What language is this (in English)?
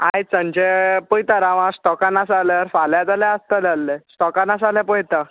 Konkani